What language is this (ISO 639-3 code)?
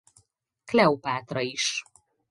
hun